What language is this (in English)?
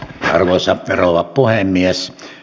Finnish